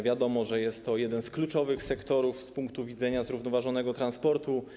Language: Polish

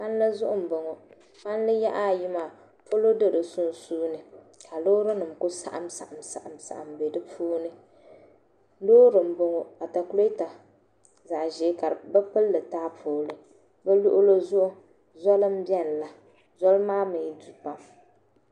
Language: Dagbani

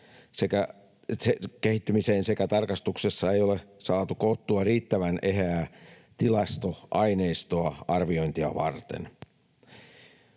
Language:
Finnish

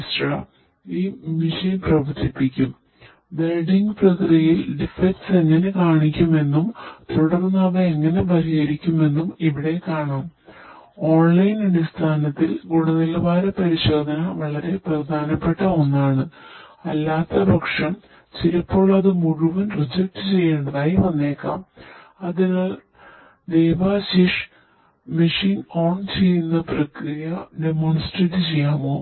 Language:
Malayalam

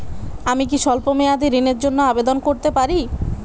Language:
Bangla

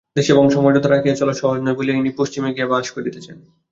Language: Bangla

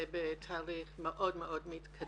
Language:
Hebrew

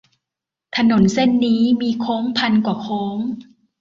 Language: Thai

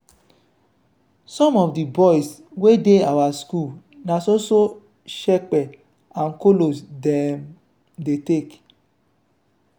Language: Nigerian Pidgin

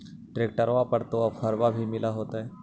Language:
Magahi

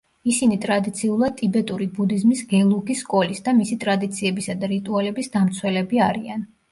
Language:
Georgian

